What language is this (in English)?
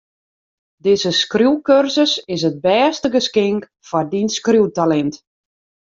Western Frisian